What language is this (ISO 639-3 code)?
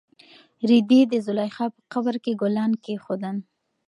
pus